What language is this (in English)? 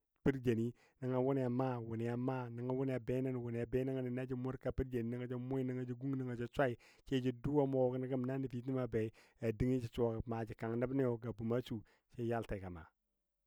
Dadiya